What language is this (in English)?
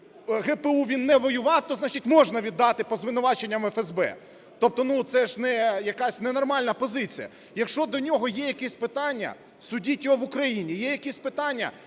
Ukrainian